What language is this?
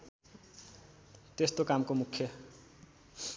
Nepali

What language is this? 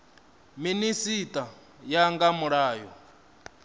Venda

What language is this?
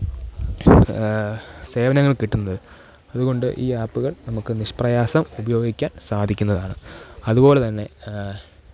Malayalam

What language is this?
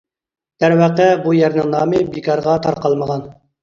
Uyghur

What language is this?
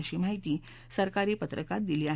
Marathi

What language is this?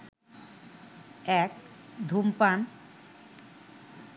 Bangla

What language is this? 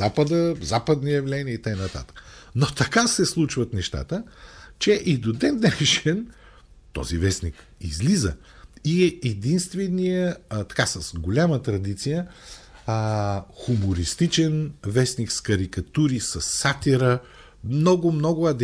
Bulgarian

